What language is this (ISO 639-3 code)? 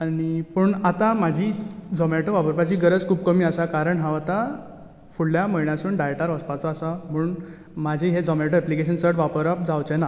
kok